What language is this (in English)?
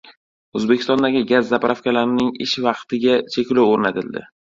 Uzbek